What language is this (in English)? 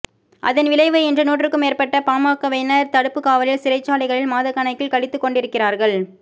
Tamil